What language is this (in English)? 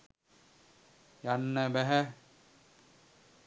Sinhala